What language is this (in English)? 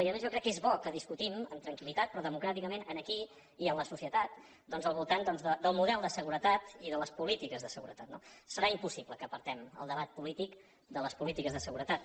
Catalan